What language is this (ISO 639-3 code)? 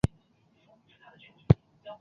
zho